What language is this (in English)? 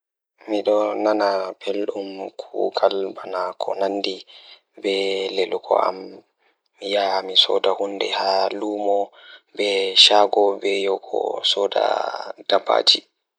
Fula